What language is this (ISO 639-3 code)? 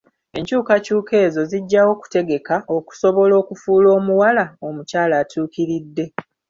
lug